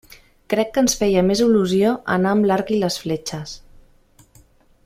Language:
Catalan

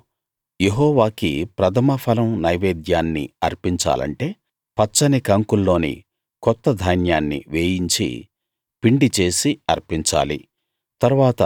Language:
Telugu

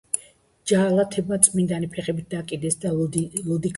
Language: Georgian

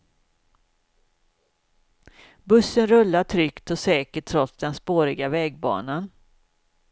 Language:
Swedish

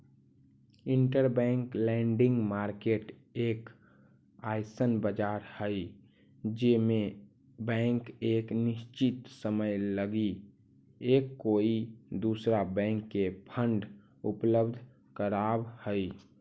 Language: Magahi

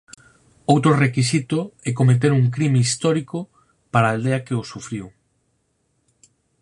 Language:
Galician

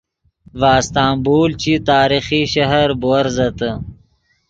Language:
Yidgha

